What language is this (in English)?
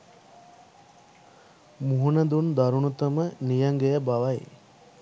Sinhala